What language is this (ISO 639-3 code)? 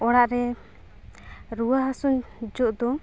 sat